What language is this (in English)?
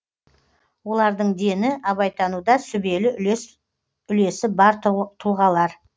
Kazakh